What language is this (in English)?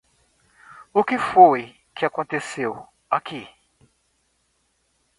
Portuguese